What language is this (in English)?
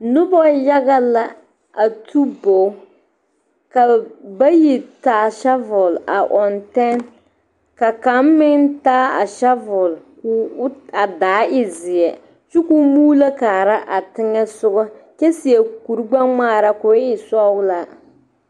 Southern Dagaare